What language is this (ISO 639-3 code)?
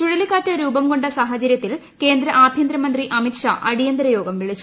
mal